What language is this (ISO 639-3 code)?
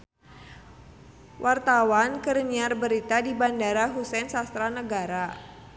sun